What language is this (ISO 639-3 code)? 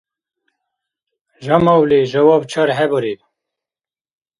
dar